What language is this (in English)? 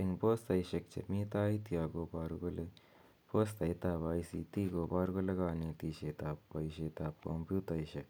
Kalenjin